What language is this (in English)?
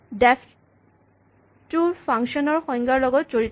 Assamese